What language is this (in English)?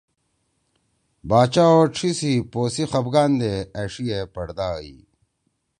Torwali